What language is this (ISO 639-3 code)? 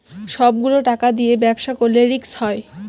ben